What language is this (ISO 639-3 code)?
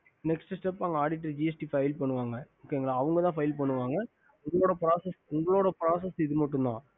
tam